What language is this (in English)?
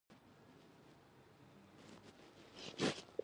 Pashto